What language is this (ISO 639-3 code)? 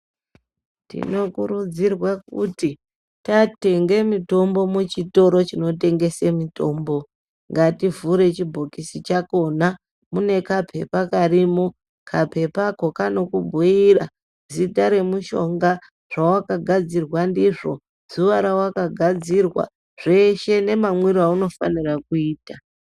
ndc